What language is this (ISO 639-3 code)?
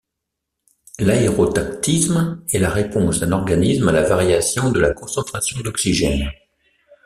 fra